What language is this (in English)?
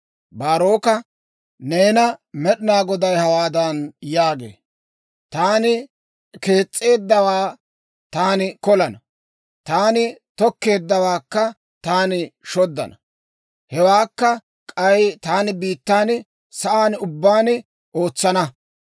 Dawro